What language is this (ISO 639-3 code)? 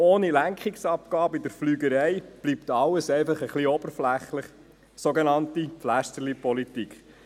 gsw